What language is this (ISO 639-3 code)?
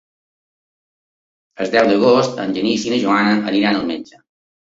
cat